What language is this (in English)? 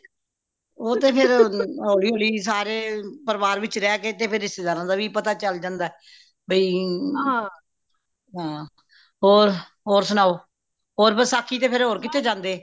Punjabi